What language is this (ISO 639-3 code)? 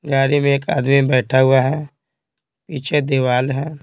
hin